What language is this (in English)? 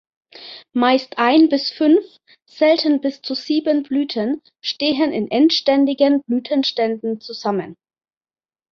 German